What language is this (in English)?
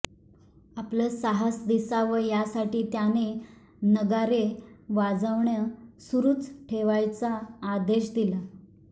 Marathi